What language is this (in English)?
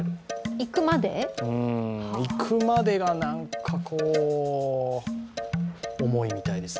Japanese